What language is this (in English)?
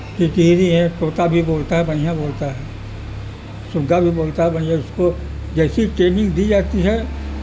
Urdu